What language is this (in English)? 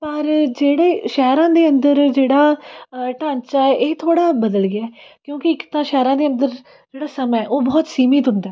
Punjabi